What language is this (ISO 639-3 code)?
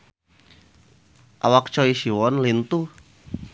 sun